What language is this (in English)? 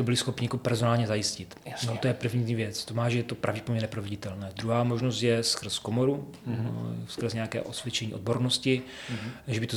Czech